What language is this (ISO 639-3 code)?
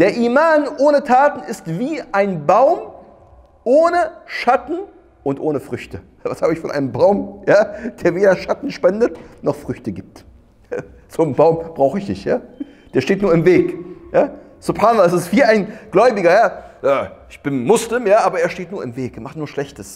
deu